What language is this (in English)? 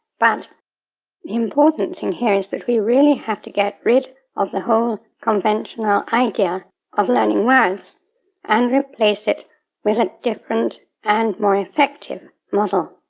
English